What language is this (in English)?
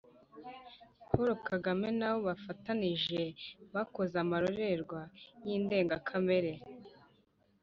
Kinyarwanda